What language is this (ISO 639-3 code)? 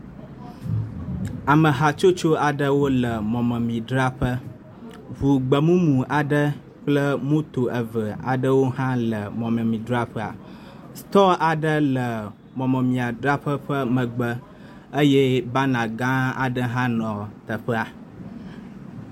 ewe